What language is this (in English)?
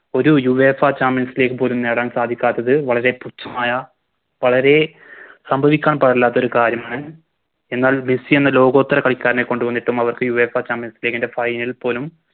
Malayalam